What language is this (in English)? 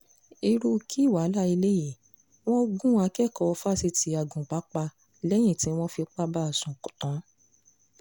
Yoruba